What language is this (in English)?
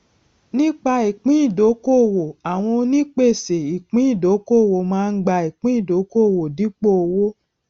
Yoruba